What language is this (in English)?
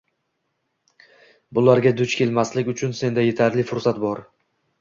Uzbek